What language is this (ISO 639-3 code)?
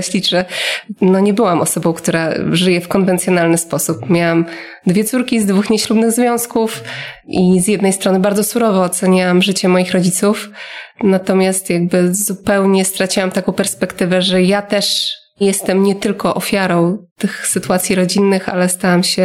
pol